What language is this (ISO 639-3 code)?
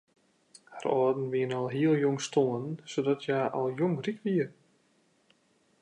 fry